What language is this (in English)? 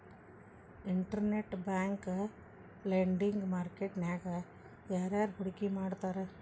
Kannada